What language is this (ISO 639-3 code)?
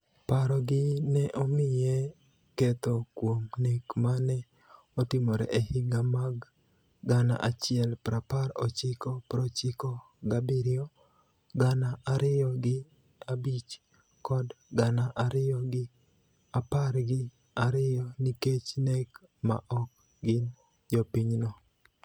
luo